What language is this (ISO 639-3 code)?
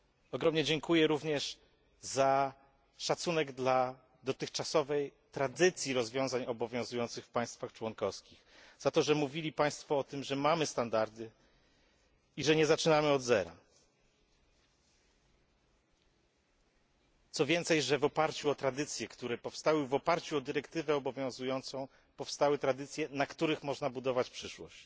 pol